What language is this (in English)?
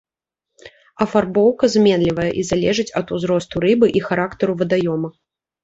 Belarusian